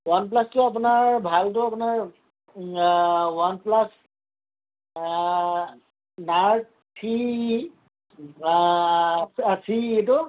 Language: Assamese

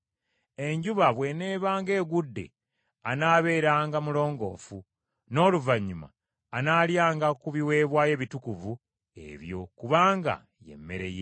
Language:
Ganda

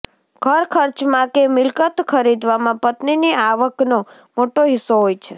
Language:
Gujarati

